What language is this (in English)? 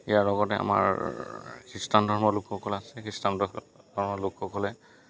Assamese